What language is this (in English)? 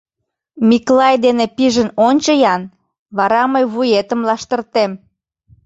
Mari